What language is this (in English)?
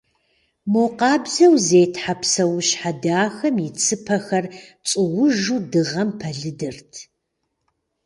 Kabardian